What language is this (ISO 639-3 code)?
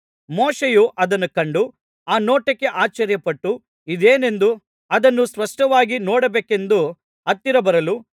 kan